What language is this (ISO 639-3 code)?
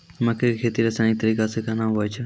mai